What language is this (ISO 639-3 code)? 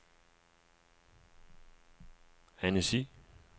dan